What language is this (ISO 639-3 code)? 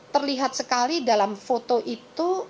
ind